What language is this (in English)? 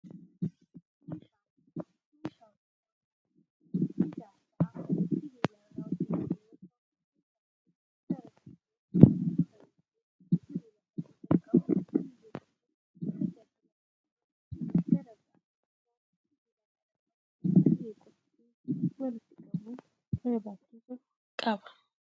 Oromo